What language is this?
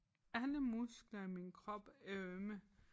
Danish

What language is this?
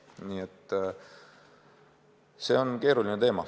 Estonian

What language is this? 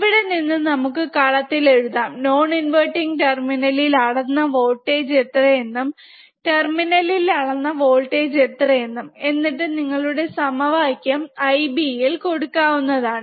Malayalam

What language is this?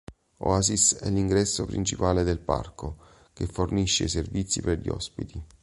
Italian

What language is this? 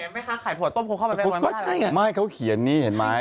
Thai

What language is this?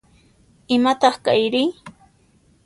Puno Quechua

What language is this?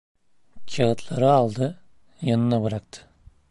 Turkish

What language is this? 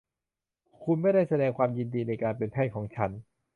Thai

